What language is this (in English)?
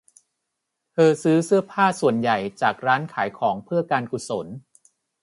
Thai